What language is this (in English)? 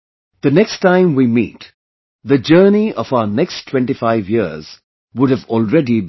English